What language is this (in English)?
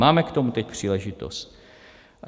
Czech